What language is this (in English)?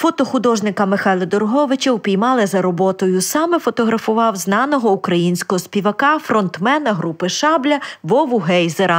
Ukrainian